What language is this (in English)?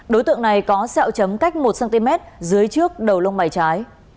Vietnamese